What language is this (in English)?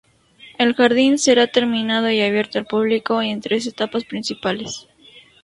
Spanish